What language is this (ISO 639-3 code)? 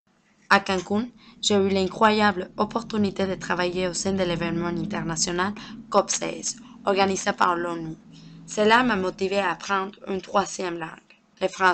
fra